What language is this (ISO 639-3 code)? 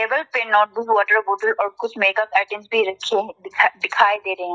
hin